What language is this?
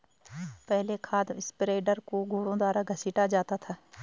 Hindi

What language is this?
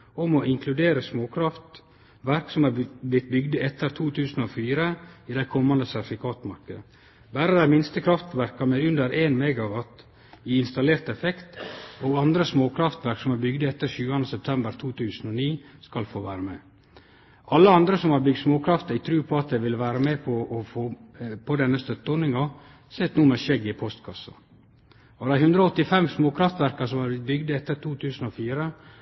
Norwegian Nynorsk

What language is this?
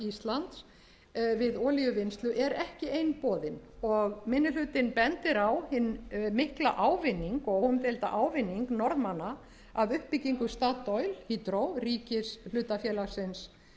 Icelandic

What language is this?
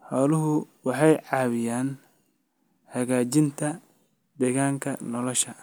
Somali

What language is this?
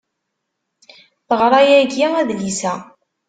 Kabyle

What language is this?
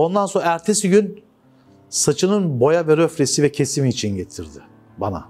Turkish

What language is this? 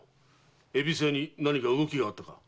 Japanese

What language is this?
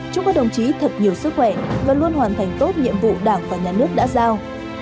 Vietnamese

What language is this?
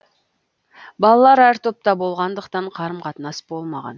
Kazakh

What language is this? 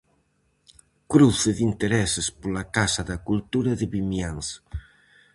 Galician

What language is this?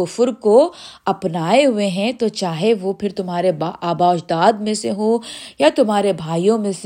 Urdu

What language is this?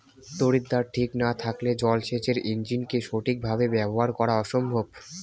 Bangla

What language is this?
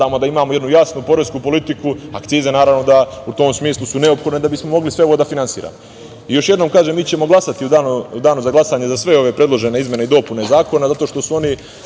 Serbian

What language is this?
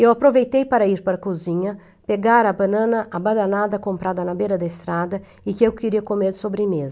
Portuguese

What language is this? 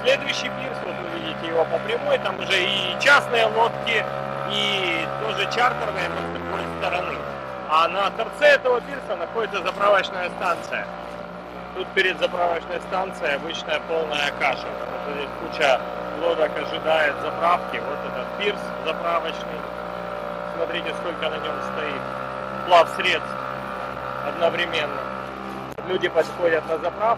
Russian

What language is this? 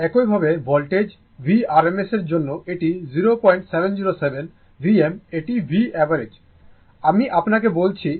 Bangla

